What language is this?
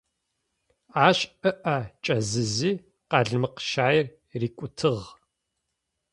Adyghe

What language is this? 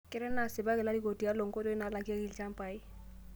Masai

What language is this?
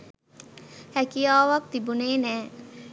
Sinhala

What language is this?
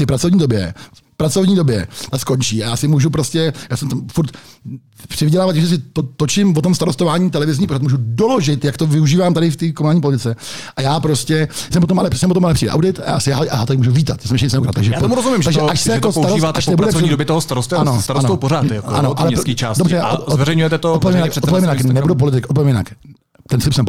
Czech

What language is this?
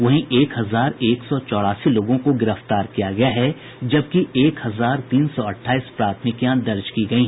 Hindi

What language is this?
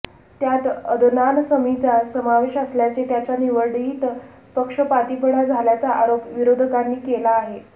Marathi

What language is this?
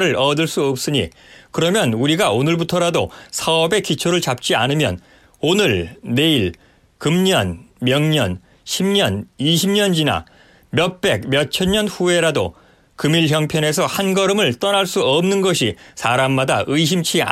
Korean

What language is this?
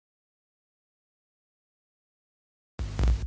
Catalan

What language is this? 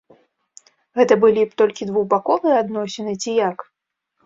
Belarusian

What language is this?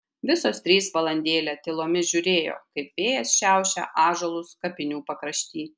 Lithuanian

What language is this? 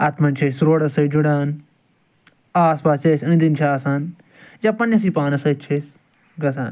Kashmiri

